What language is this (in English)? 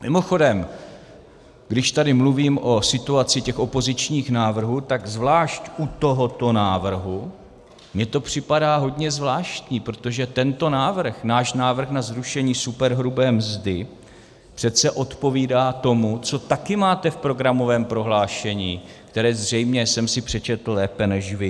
Czech